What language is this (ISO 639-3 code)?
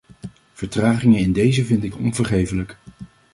nld